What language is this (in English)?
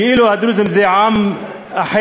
Hebrew